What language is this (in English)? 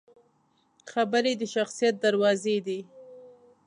Pashto